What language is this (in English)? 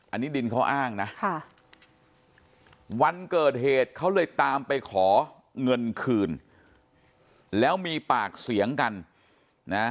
Thai